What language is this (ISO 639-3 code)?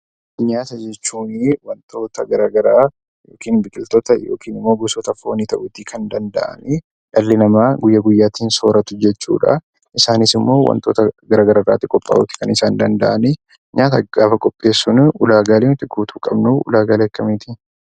orm